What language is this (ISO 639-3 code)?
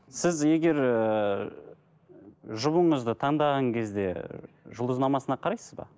kaz